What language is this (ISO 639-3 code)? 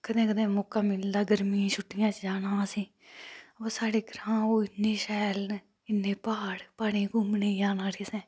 doi